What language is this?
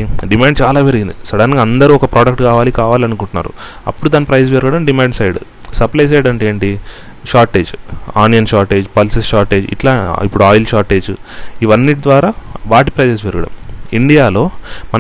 Telugu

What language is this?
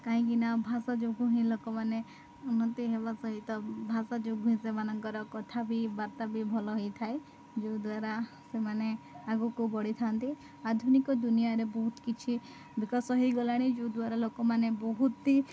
Odia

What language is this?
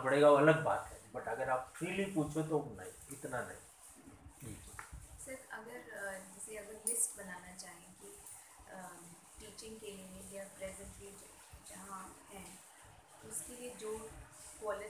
Hindi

